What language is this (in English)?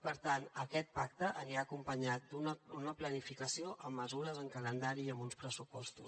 Catalan